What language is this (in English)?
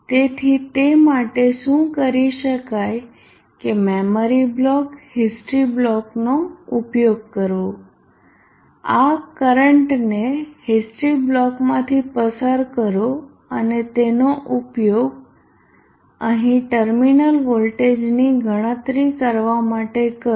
Gujarati